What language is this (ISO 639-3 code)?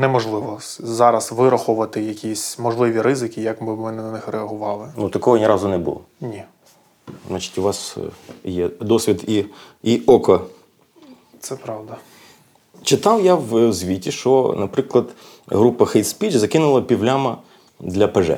ukr